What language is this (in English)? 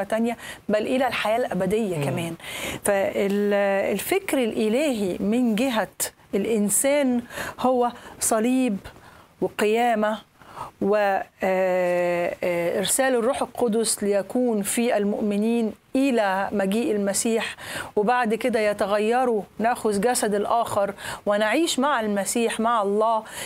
Arabic